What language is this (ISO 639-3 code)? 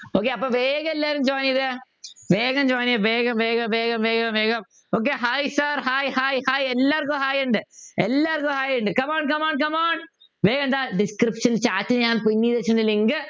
mal